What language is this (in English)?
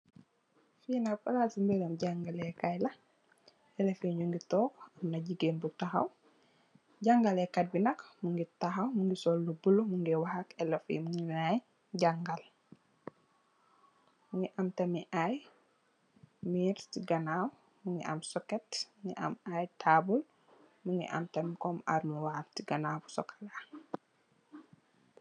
Wolof